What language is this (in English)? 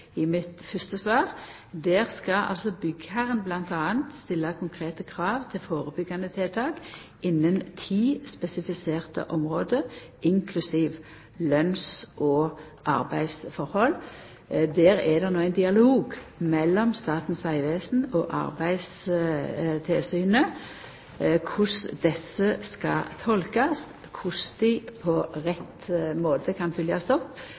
Norwegian Nynorsk